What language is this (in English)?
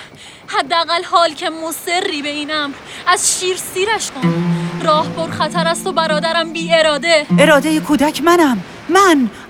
Persian